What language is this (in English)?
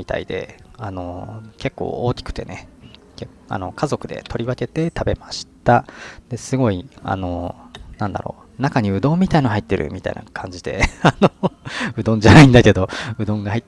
Japanese